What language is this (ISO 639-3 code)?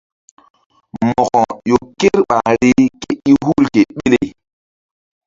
mdd